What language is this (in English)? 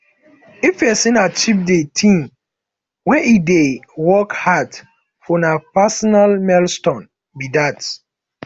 Nigerian Pidgin